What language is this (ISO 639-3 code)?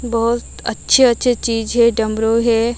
hin